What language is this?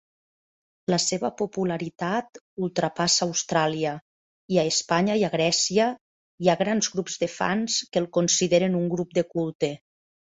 Catalan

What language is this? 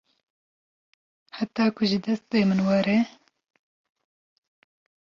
Kurdish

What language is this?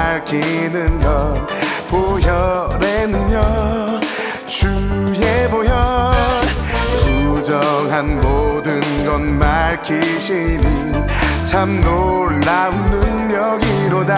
Korean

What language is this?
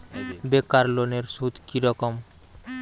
Bangla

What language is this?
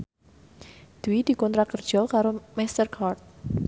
Javanese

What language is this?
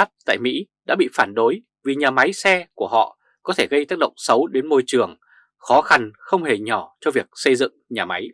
Vietnamese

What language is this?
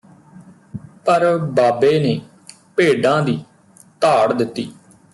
Punjabi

